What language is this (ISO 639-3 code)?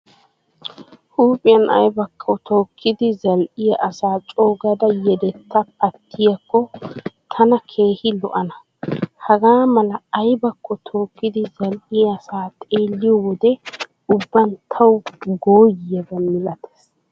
wal